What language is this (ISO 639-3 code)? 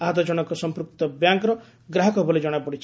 ori